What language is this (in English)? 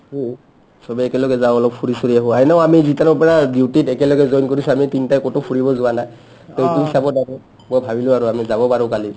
Assamese